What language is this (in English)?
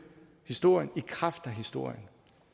Danish